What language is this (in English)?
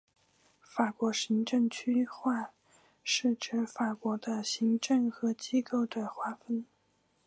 Chinese